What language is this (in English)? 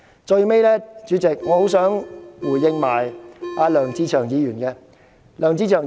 Cantonese